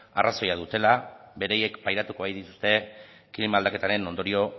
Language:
Basque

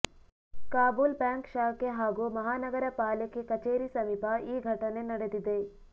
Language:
Kannada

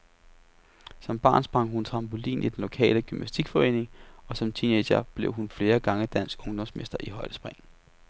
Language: Danish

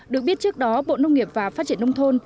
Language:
Vietnamese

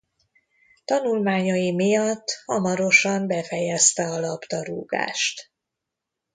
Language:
Hungarian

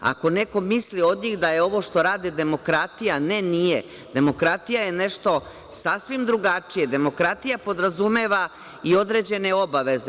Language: Serbian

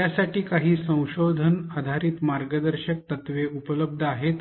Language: Marathi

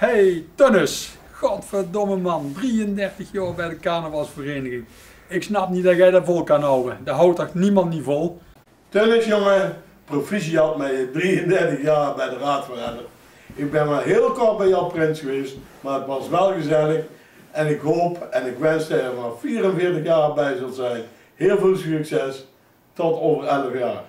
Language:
Dutch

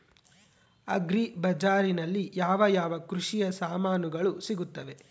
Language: Kannada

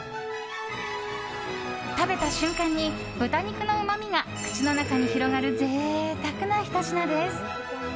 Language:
Japanese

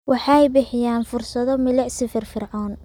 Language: Somali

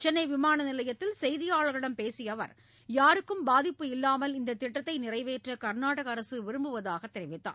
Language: Tamil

